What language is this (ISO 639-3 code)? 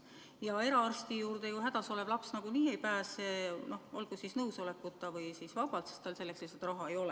est